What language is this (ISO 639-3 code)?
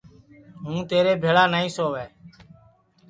ssi